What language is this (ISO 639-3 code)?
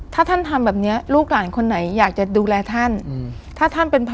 tha